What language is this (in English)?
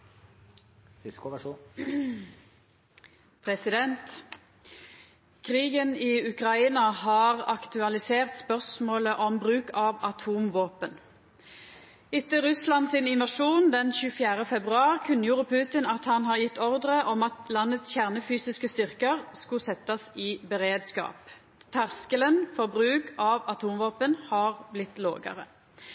Norwegian Nynorsk